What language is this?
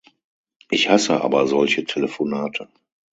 German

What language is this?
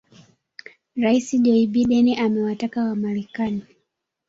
Swahili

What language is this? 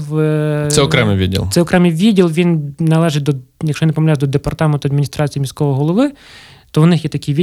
Ukrainian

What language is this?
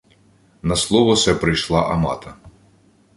Ukrainian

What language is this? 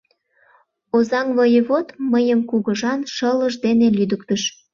Mari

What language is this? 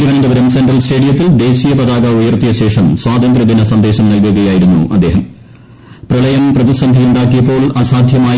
Malayalam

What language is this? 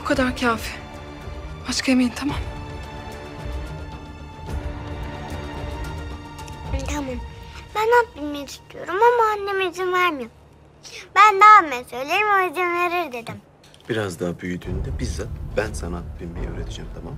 Turkish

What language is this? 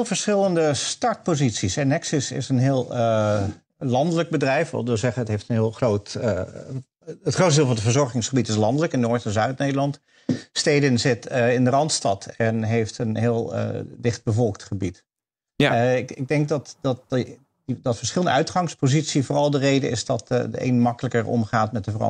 Dutch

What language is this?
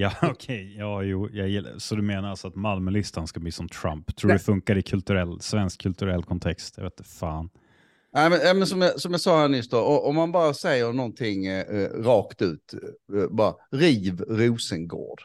Swedish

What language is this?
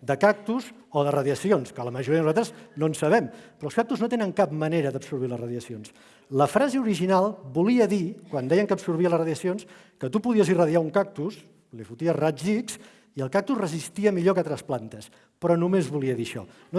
Catalan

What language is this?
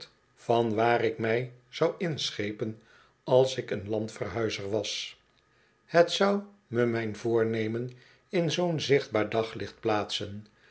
Dutch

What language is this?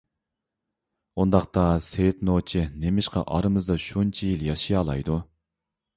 Uyghur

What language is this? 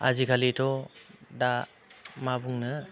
Bodo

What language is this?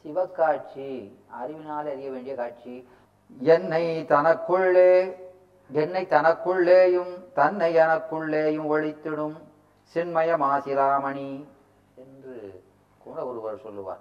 Tamil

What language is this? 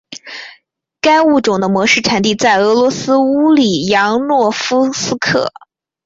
Chinese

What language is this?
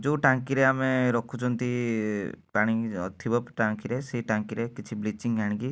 Odia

